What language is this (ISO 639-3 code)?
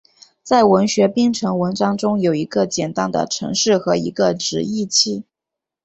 zho